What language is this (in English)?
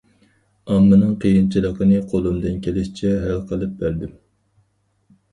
Uyghur